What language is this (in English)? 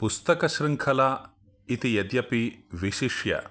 Sanskrit